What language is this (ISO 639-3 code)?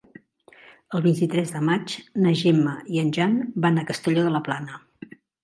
cat